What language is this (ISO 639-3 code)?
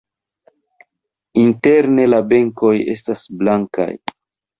epo